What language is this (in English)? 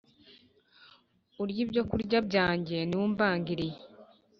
Kinyarwanda